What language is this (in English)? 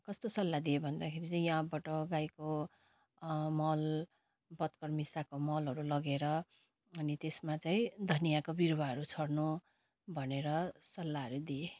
Nepali